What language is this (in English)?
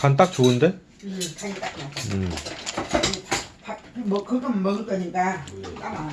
Korean